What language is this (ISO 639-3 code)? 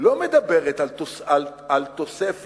heb